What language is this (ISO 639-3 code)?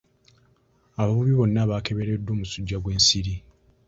lug